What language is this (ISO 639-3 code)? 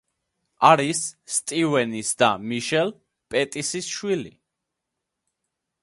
kat